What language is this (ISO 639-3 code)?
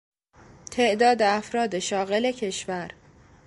fas